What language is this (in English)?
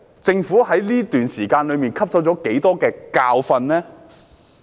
Cantonese